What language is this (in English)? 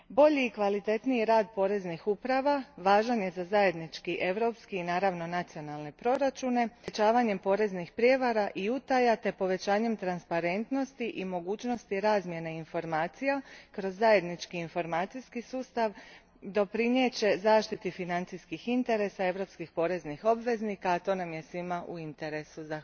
Croatian